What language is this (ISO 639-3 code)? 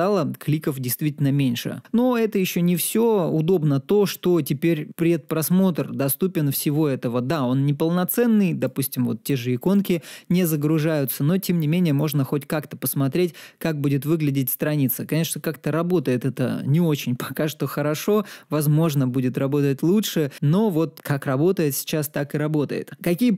rus